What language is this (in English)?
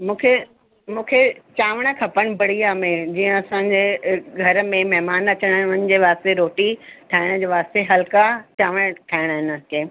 Sindhi